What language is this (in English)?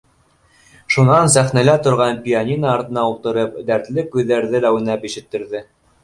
Bashkir